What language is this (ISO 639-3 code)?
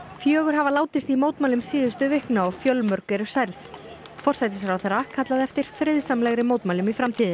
isl